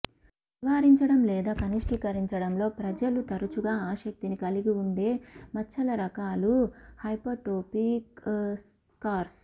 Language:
Telugu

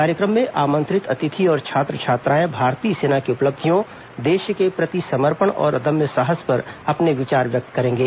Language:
Hindi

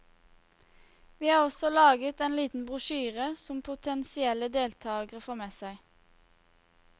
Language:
Norwegian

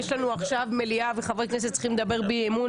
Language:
Hebrew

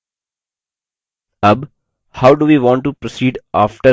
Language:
Hindi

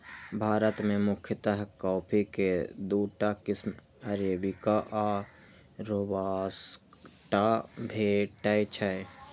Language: Maithili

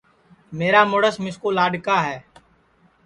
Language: Sansi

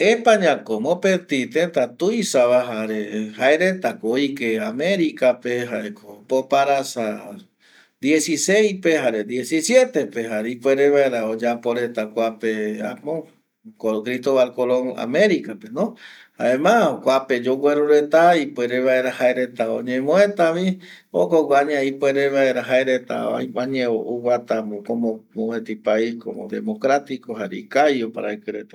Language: Eastern Bolivian Guaraní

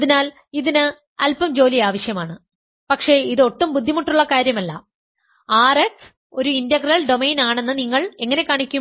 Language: Malayalam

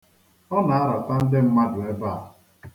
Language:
Igbo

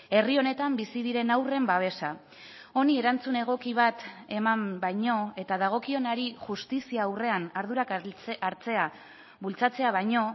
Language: Basque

